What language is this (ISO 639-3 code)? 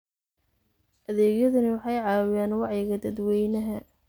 som